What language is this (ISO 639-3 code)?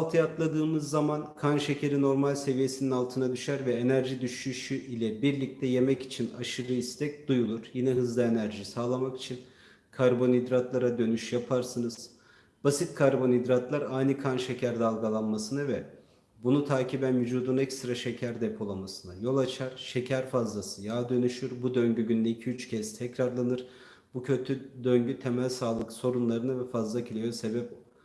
tur